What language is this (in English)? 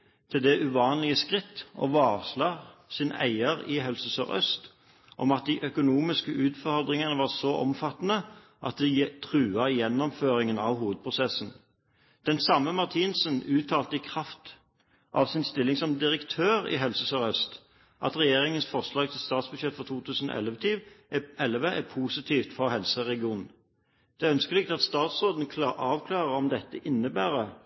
Norwegian Bokmål